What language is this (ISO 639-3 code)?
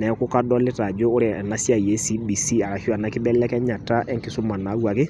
mas